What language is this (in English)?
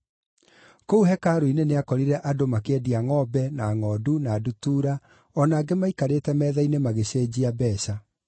Kikuyu